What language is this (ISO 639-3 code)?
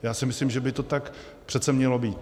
ces